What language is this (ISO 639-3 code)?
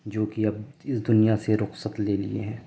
urd